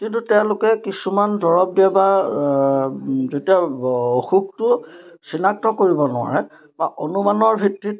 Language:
Assamese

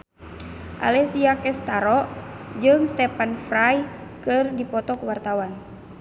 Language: Sundanese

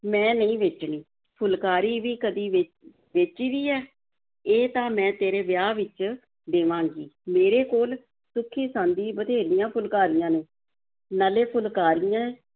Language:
Punjabi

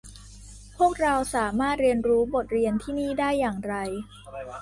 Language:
Thai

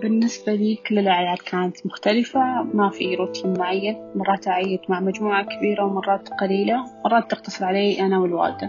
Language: Arabic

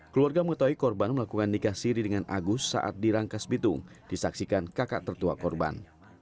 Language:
Indonesian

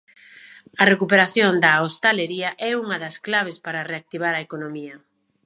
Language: Galician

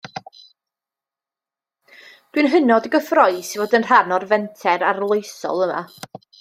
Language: Welsh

